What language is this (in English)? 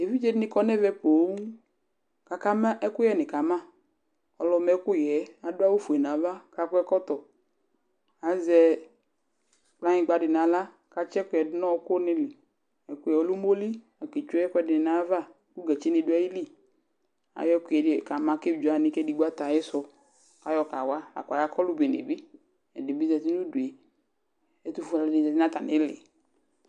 Ikposo